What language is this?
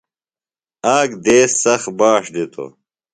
Phalura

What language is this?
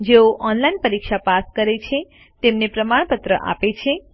Gujarati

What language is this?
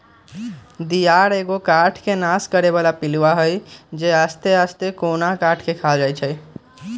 Magahi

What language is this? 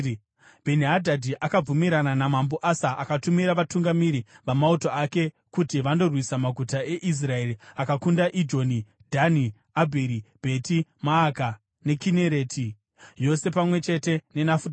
Shona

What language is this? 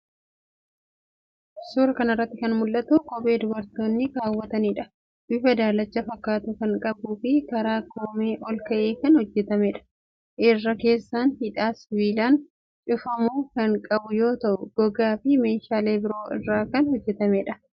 Oromo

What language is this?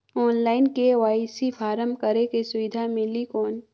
Chhattisgarhi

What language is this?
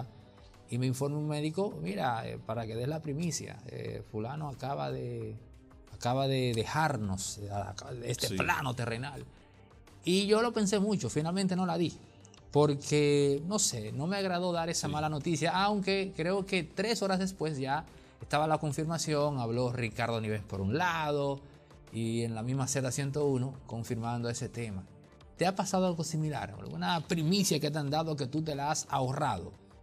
Spanish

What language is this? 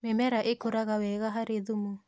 Kikuyu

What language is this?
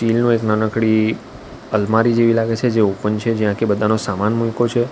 Gujarati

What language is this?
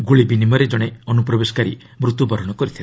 Odia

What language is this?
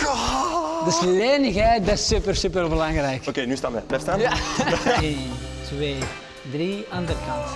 Dutch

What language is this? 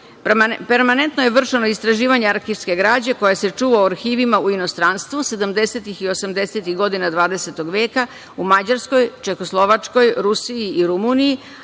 Serbian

